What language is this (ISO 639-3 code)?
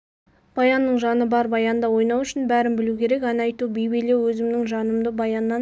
kaz